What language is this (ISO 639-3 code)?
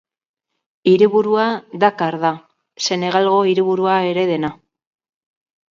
eus